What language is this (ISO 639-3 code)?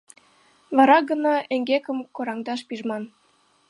chm